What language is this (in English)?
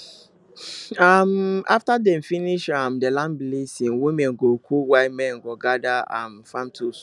Nigerian Pidgin